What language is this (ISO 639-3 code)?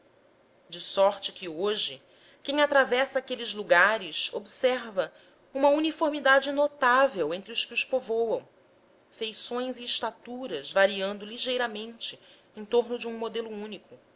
por